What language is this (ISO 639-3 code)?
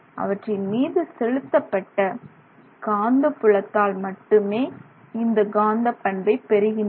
tam